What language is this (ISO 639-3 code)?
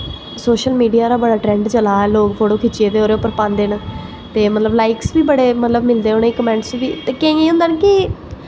doi